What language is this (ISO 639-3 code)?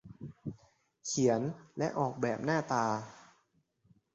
tha